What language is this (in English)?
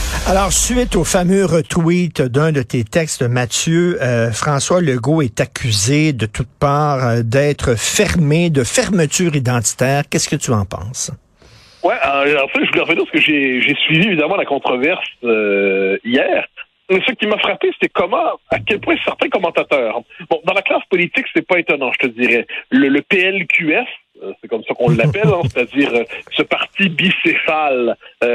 French